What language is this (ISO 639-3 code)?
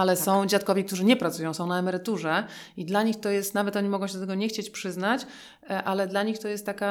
pol